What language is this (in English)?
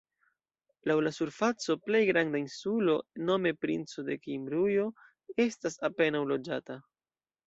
Esperanto